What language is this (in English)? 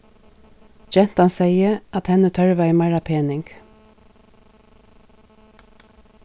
Faroese